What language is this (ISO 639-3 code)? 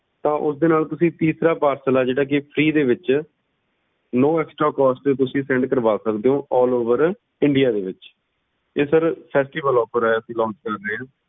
pan